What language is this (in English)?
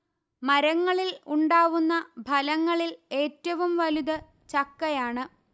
Malayalam